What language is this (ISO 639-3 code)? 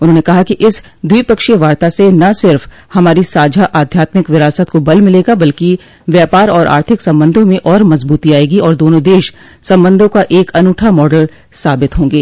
hin